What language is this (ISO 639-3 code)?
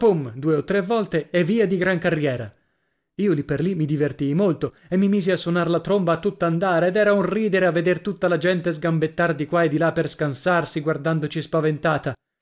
ita